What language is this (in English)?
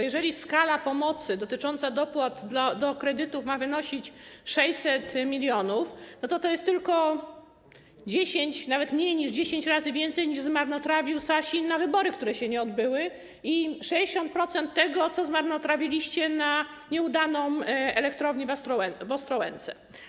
Polish